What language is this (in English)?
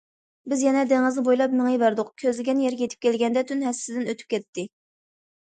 Uyghur